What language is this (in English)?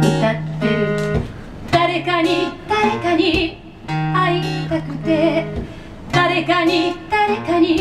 Japanese